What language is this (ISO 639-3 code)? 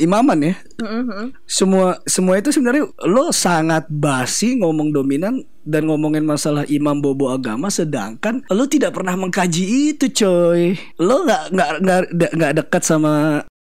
ind